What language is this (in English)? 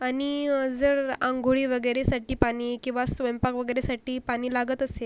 Marathi